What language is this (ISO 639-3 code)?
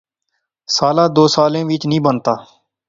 phr